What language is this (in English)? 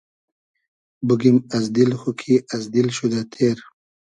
Hazaragi